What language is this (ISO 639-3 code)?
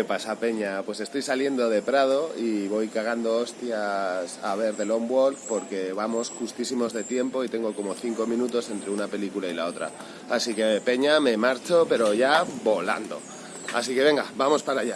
spa